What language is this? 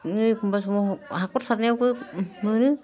Bodo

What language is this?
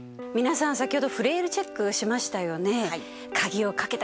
Japanese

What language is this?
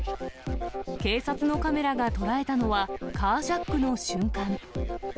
Japanese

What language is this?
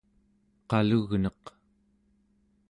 Central Yupik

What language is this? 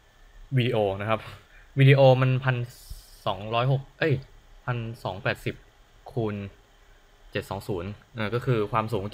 Thai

